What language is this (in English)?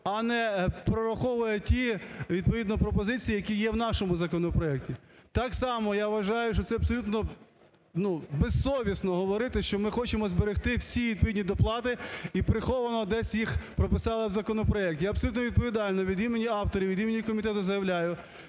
Ukrainian